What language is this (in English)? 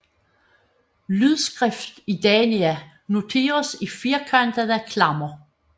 Danish